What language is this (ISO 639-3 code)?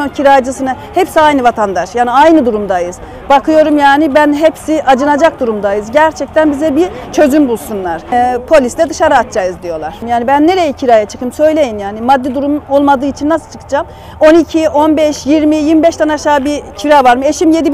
tur